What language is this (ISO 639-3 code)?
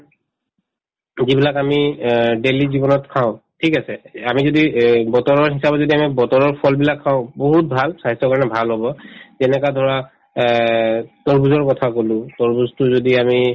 asm